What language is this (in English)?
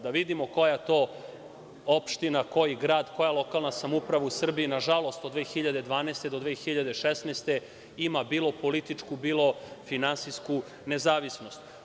Serbian